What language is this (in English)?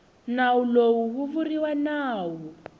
Tsonga